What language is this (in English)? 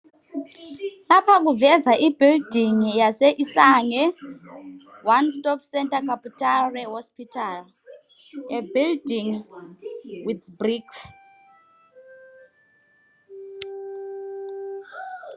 North Ndebele